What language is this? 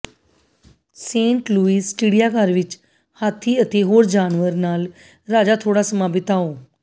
Punjabi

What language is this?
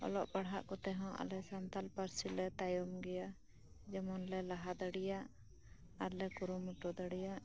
Santali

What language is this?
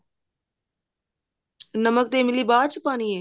Punjabi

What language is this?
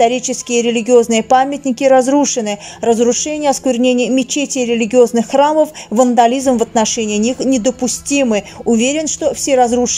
Russian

